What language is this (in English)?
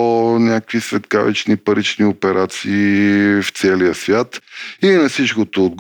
Bulgarian